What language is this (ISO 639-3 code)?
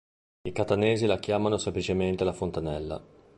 ita